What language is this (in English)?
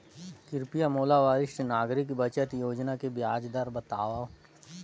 Chhattisgarhi